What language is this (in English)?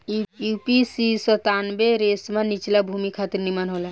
Bhojpuri